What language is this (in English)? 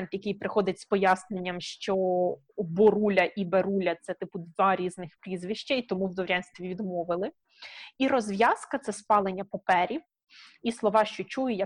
Ukrainian